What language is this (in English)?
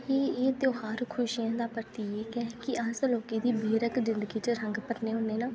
Dogri